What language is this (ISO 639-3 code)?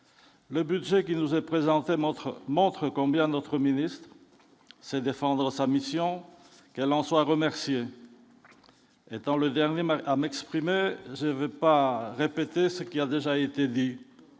fra